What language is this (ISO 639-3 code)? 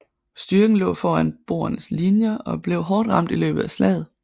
dan